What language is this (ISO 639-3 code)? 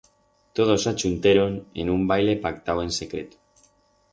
arg